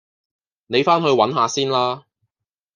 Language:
Cantonese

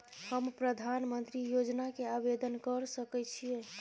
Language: Maithili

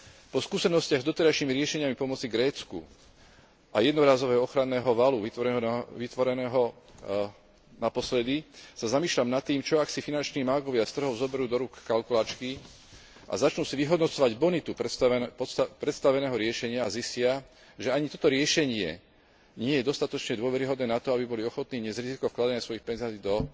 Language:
Slovak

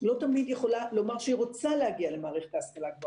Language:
Hebrew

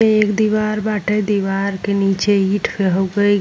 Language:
Bhojpuri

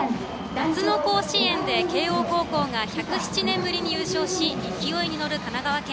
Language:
Japanese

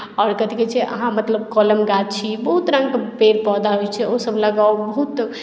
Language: Maithili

